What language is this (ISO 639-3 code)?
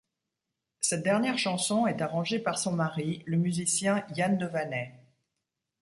fra